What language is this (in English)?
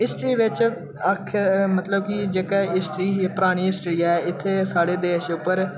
Dogri